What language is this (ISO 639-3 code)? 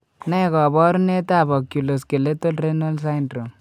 kln